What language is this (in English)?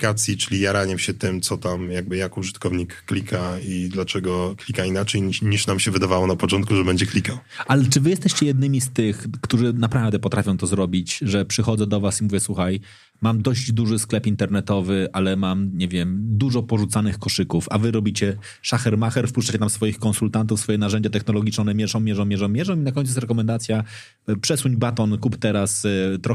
Polish